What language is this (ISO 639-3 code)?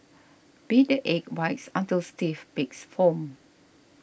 eng